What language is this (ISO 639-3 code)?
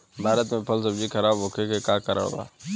bho